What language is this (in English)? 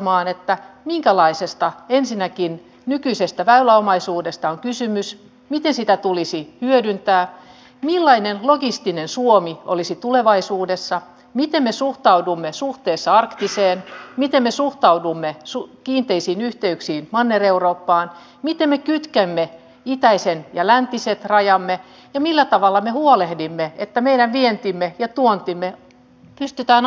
Finnish